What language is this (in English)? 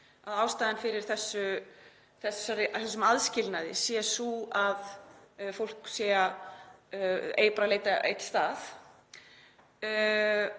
Icelandic